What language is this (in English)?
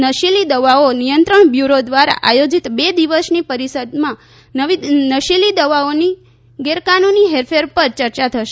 Gujarati